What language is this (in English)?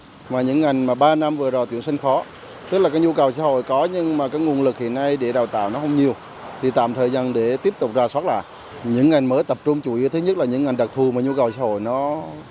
Vietnamese